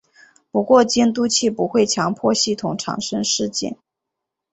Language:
Chinese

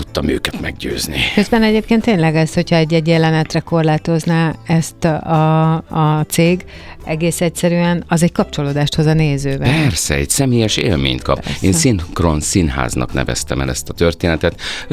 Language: Hungarian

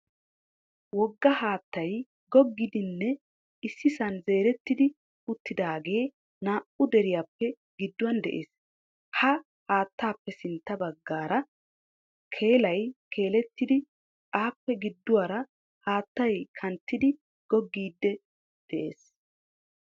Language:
Wolaytta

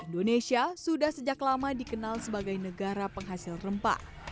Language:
Indonesian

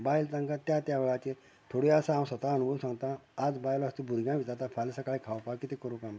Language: Konkani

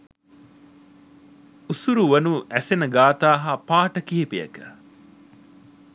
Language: Sinhala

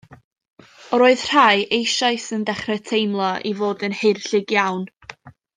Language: Welsh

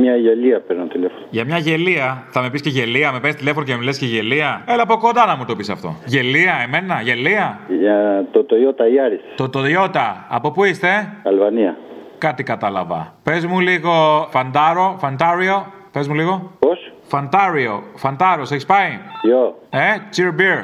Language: Greek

